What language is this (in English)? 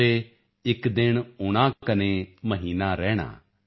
Punjabi